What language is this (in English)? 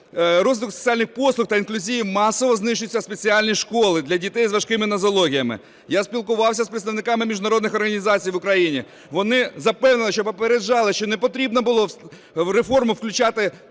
Ukrainian